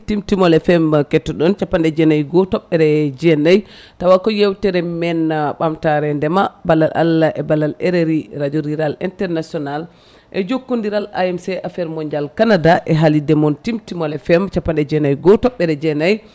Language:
Fula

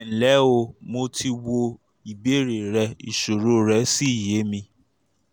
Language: Yoruba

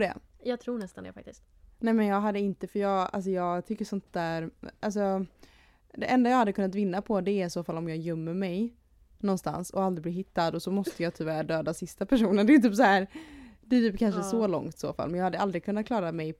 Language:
Swedish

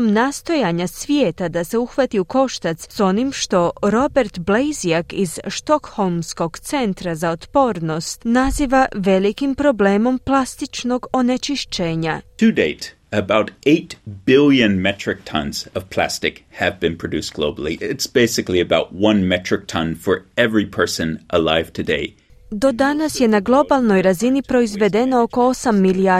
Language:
Croatian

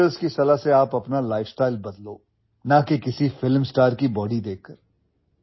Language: Odia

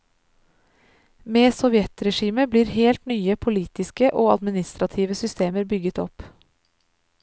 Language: Norwegian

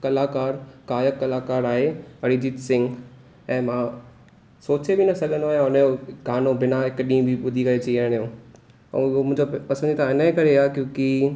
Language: Sindhi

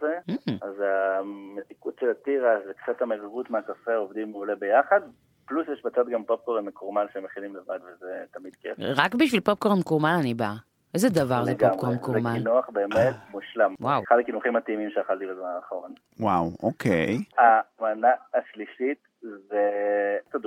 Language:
Hebrew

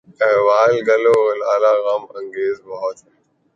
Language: Urdu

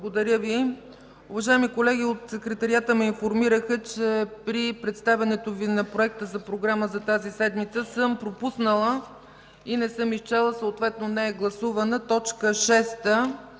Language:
Bulgarian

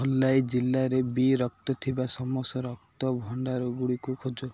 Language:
Odia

